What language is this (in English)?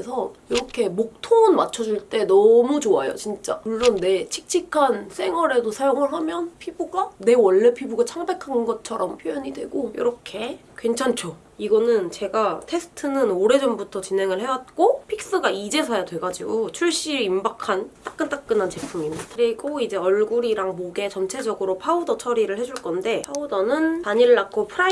Korean